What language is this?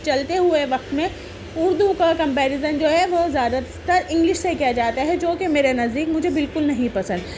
Urdu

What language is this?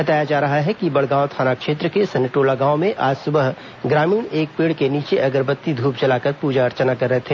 Hindi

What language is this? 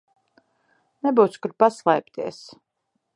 Latvian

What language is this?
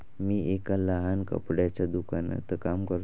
Marathi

